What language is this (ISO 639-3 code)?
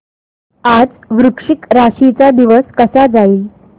mar